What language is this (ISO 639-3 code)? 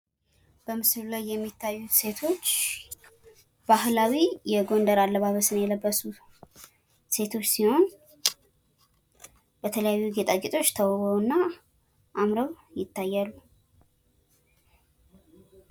amh